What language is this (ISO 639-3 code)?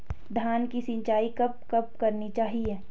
hin